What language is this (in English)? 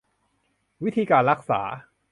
Thai